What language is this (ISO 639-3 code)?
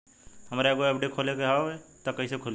bho